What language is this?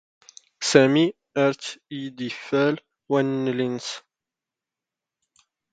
Standard Moroccan Tamazight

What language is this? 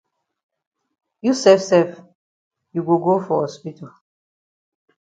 Cameroon Pidgin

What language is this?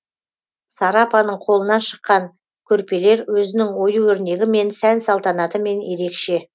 Kazakh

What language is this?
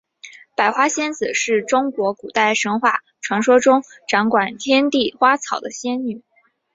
Chinese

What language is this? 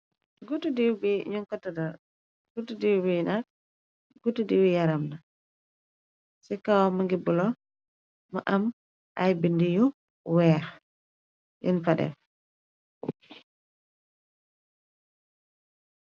Wolof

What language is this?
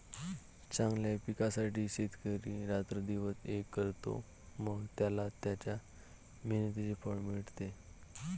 Marathi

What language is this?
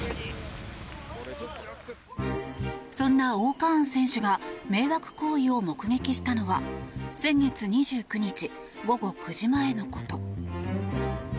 Japanese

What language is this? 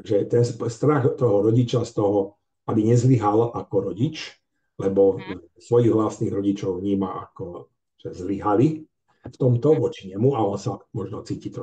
Slovak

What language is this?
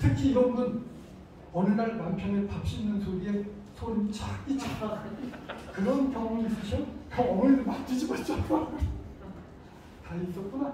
Korean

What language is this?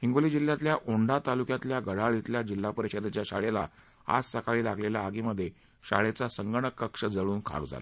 Marathi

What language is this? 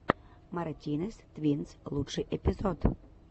Russian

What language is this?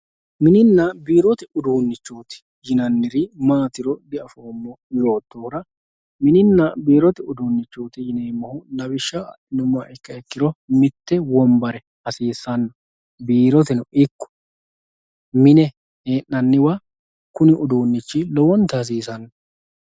Sidamo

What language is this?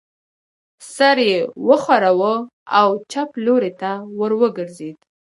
Pashto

